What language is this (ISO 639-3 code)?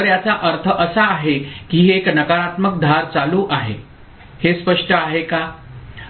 mar